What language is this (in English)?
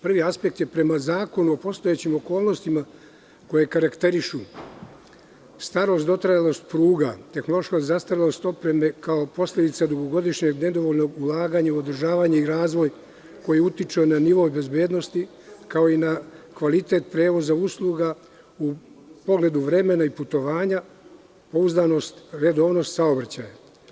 Serbian